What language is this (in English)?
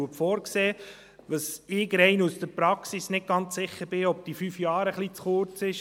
Swiss German